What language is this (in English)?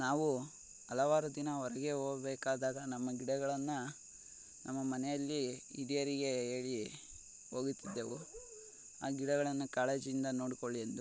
Kannada